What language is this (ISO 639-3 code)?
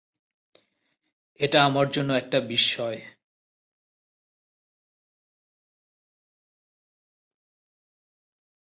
ben